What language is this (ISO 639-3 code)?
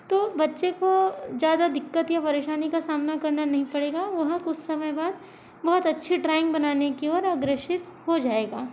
hin